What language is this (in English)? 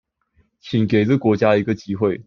Chinese